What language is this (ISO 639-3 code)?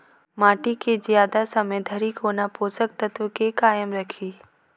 mai